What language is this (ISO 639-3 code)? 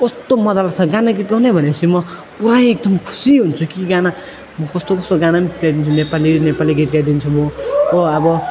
nep